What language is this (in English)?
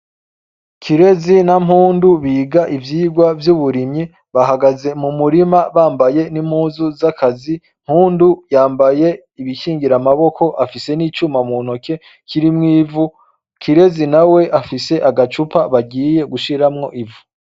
Rundi